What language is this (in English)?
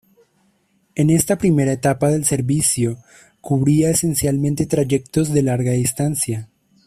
Spanish